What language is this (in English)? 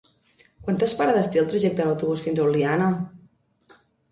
Catalan